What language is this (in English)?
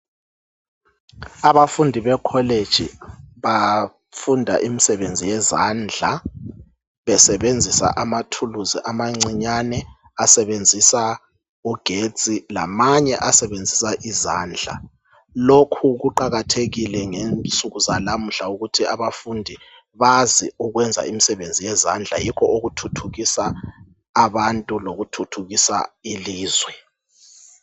North Ndebele